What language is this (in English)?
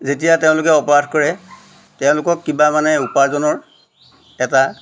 Assamese